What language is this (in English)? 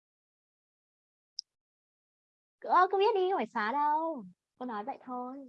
Vietnamese